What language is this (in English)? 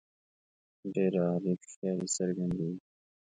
Pashto